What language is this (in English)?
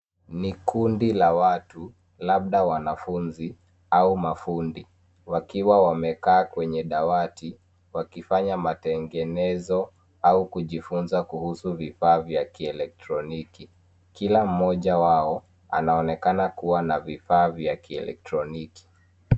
Swahili